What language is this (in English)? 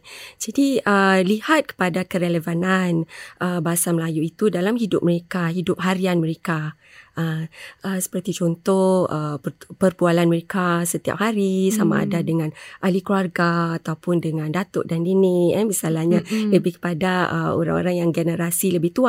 Malay